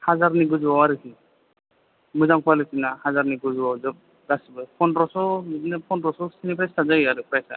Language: Bodo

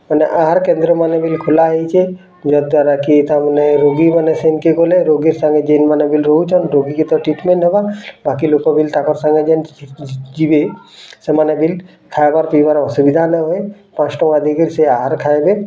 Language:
Odia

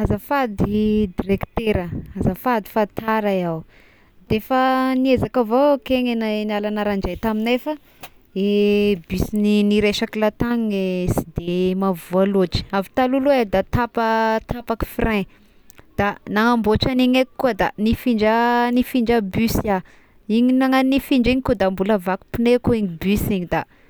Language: Tesaka Malagasy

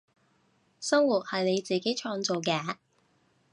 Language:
Cantonese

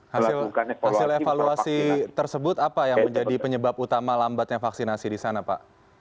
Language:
Indonesian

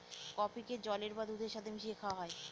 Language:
Bangla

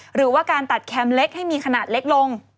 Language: Thai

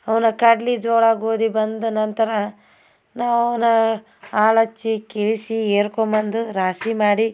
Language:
Kannada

